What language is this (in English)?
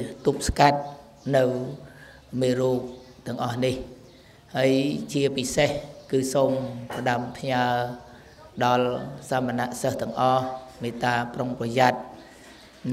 Thai